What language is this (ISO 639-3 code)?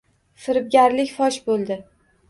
uzb